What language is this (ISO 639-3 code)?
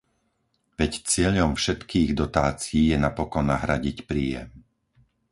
slk